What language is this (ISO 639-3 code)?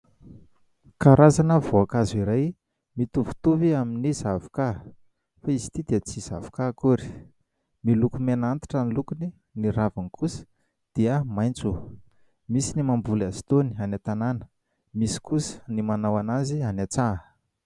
mlg